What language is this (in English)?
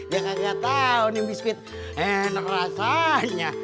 Indonesian